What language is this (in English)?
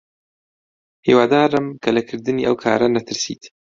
Central Kurdish